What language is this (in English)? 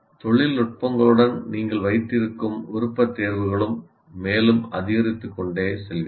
Tamil